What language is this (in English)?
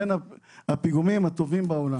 Hebrew